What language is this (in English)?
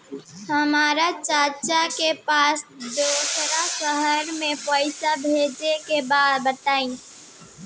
Bhojpuri